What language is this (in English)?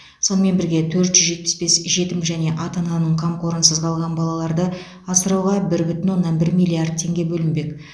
Kazakh